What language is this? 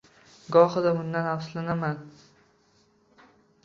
Uzbek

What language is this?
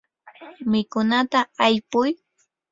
Yanahuanca Pasco Quechua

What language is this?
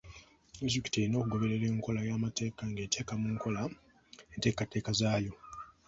Ganda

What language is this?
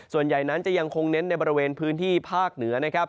Thai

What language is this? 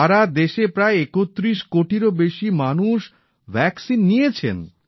Bangla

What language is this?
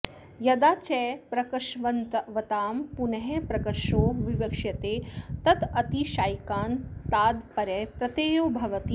Sanskrit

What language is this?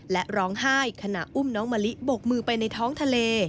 Thai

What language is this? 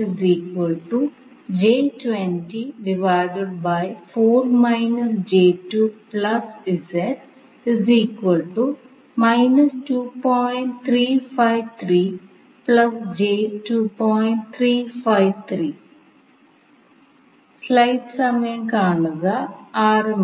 Malayalam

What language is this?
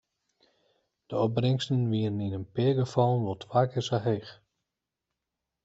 Western Frisian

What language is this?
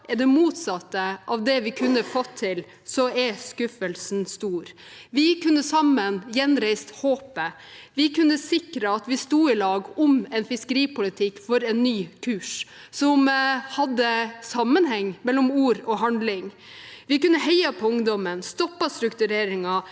Norwegian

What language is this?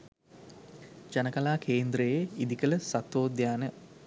Sinhala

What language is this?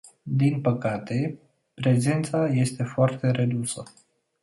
Romanian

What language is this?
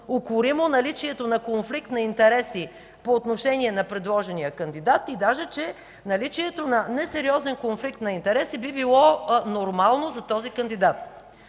Bulgarian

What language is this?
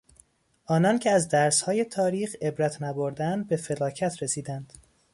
Persian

